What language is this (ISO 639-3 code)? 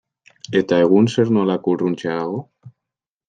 eus